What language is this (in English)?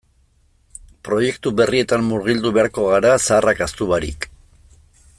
Basque